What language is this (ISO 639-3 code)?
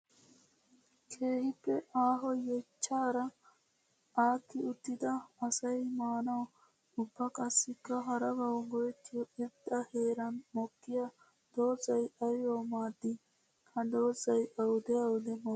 wal